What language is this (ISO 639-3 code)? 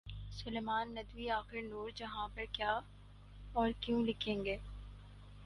urd